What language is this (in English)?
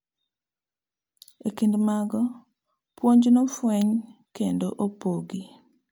Luo (Kenya and Tanzania)